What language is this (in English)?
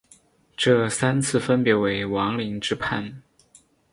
Chinese